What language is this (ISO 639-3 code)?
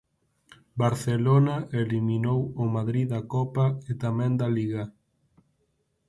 glg